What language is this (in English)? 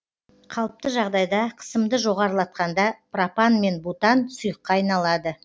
Kazakh